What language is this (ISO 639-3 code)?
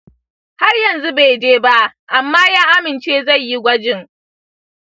hau